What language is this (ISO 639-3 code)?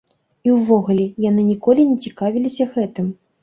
bel